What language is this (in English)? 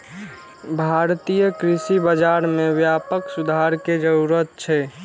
Maithili